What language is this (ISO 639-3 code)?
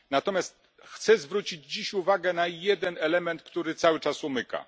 pol